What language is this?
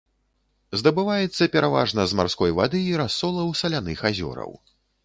Belarusian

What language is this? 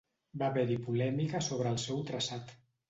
Catalan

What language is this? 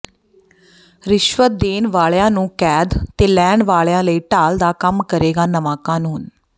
Punjabi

